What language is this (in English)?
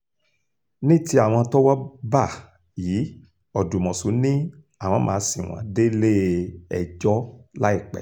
Yoruba